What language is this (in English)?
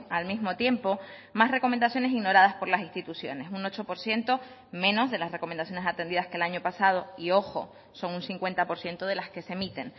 Spanish